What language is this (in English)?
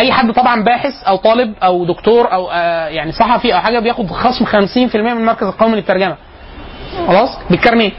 Arabic